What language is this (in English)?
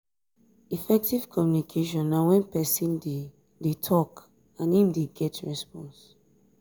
Nigerian Pidgin